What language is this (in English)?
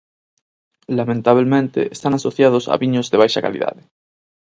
Galician